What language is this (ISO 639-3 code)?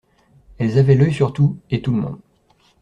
fra